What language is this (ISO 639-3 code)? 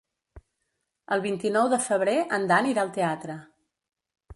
cat